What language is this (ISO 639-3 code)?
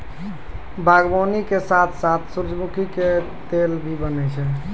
mai